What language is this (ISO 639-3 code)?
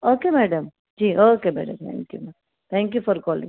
guj